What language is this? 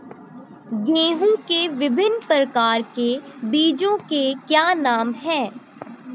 Hindi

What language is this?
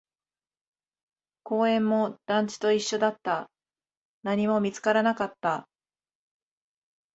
Japanese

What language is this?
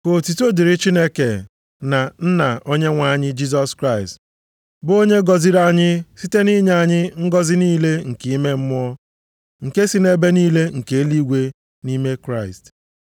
Igbo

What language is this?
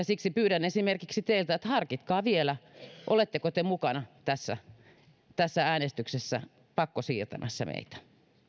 Finnish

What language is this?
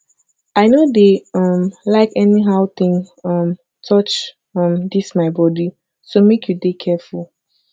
Nigerian Pidgin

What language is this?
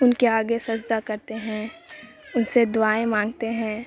Urdu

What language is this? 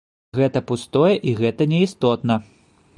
Belarusian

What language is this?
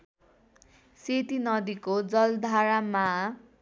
Nepali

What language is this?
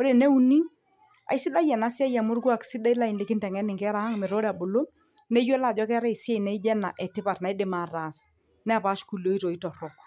Masai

